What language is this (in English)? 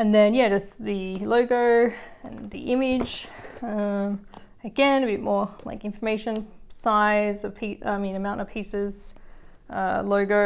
English